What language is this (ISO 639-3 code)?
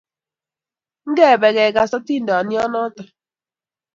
kln